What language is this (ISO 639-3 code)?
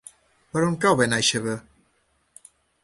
cat